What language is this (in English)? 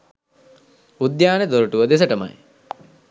Sinhala